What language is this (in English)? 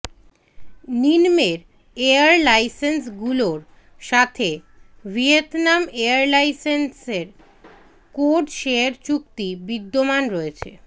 Bangla